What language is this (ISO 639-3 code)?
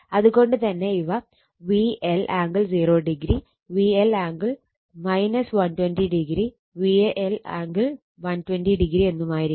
mal